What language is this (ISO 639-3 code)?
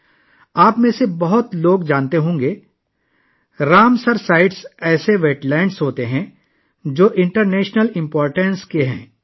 urd